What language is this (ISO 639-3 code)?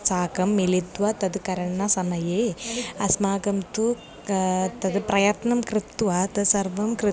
san